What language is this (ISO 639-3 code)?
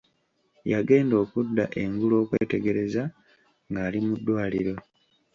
lug